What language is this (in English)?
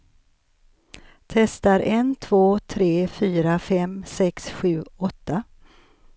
Swedish